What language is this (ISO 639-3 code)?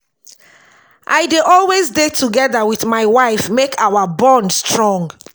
pcm